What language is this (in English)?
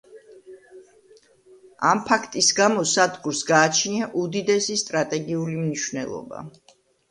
Georgian